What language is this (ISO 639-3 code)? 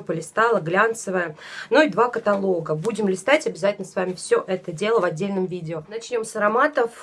rus